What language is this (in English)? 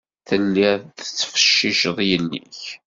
Kabyle